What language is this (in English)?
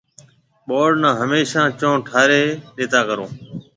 Marwari (Pakistan)